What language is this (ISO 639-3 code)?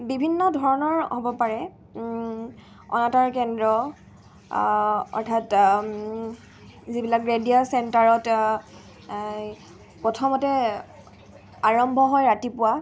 asm